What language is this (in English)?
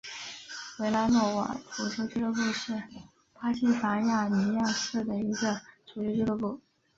Chinese